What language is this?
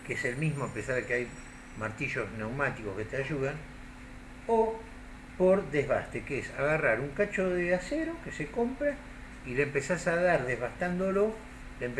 Spanish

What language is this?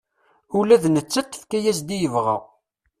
Kabyle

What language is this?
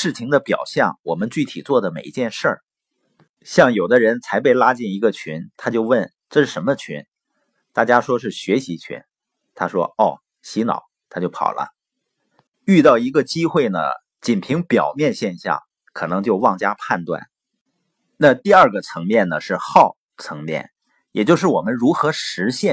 Chinese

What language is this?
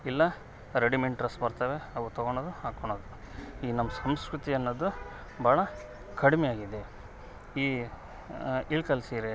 Kannada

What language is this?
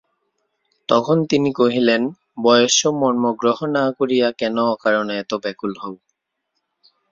Bangla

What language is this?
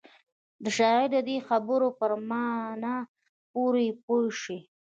Pashto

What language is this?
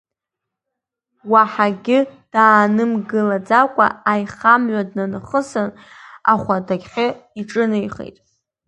Abkhazian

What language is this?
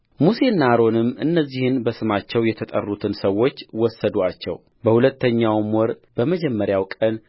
Amharic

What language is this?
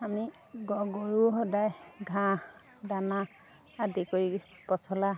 Assamese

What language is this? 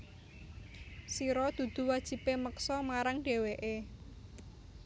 Javanese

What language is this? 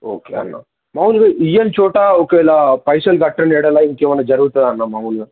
Telugu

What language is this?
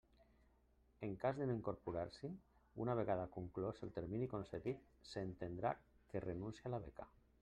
Catalan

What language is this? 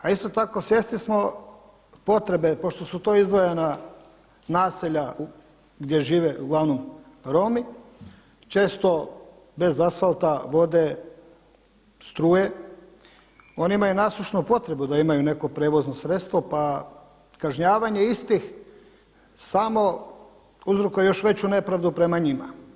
Croatian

